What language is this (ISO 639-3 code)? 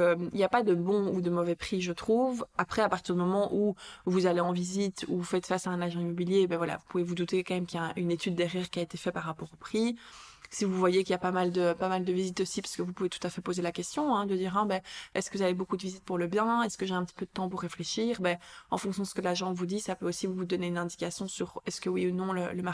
fra